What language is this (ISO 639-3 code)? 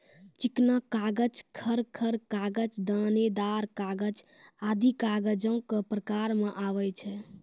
mai